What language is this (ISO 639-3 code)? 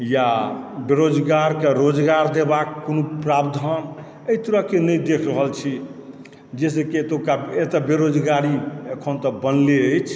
mai